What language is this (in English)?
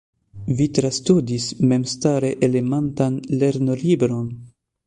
Esperanto